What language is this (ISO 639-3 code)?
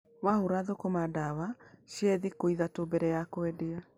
kik